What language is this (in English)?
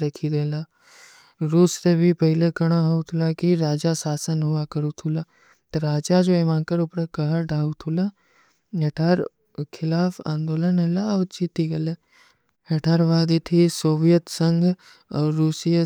Kui (India)